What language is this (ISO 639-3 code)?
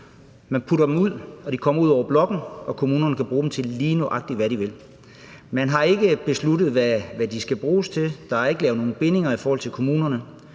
dan